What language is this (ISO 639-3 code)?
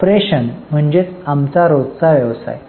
mar